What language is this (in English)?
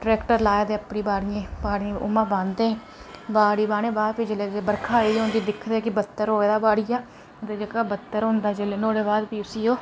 Dogri